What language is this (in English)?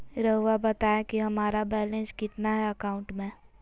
Magahi